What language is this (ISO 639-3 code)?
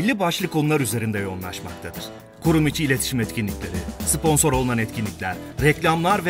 tur